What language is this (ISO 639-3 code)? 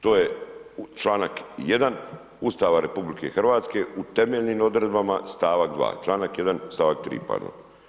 hrv